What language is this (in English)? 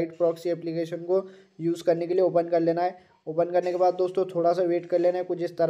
Hindi